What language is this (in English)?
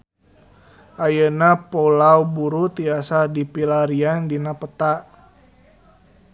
Sundanese